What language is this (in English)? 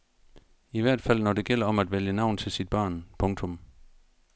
Danish